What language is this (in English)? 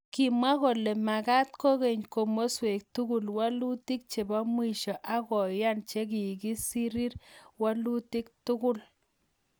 Kalenjin